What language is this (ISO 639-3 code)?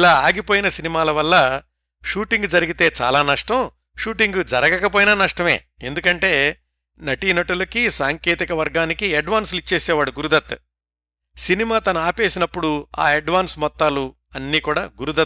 tel